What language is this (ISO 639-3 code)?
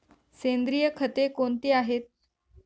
mar